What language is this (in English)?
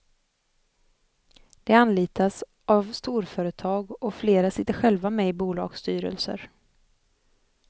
Swedish